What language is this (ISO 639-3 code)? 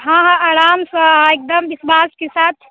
mai